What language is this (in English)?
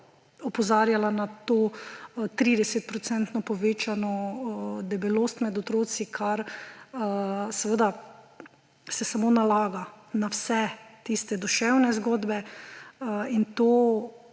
Slovenian